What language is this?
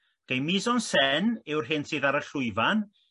Welsh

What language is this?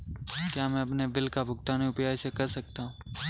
Hindi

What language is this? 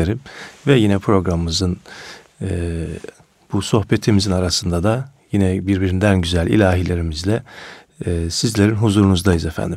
Turkish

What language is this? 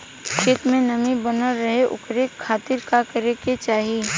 Bhojpuri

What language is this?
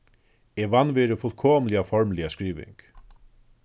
Faroese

